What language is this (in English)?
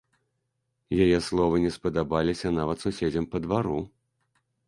Belarusian